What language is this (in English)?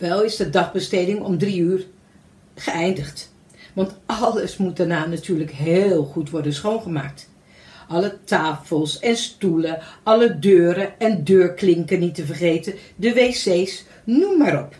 Dutch